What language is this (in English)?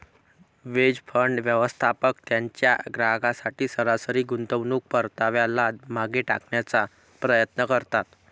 Marathi